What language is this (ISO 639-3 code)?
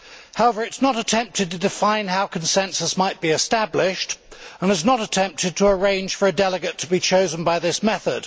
eng